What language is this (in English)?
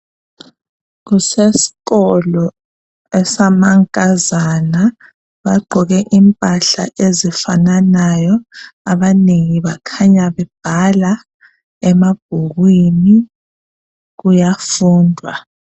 North Ndebele